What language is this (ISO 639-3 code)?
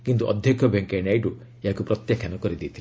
ori